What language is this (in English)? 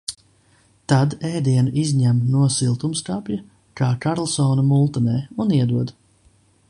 Latvian